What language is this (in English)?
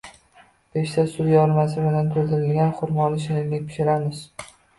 Uzbek